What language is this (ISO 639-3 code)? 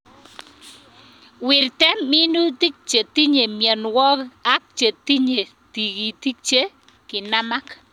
kln